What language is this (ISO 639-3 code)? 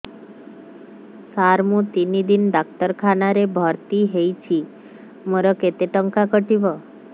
ori